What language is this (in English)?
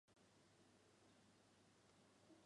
Chinese